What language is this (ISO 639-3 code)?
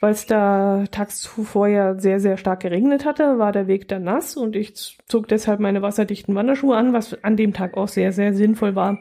deu